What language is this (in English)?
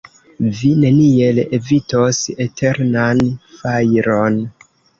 Esperanto